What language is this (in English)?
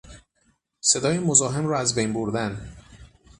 Persian